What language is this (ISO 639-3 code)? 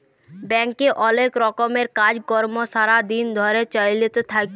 ben